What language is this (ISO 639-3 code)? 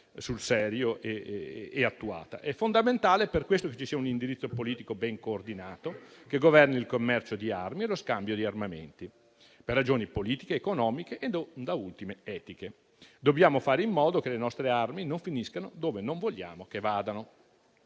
ita